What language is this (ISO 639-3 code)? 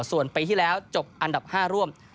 tha